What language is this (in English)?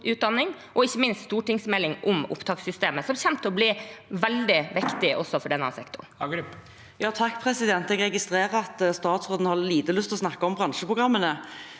Norwegian